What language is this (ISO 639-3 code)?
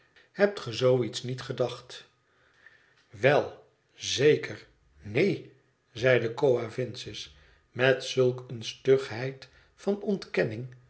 nld